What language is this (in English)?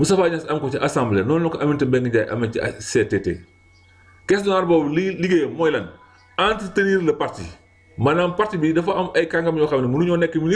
French